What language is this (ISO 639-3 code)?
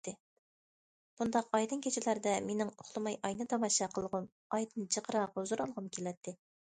uig